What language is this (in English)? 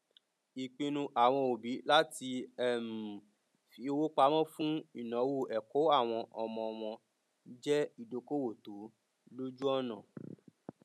Yoruba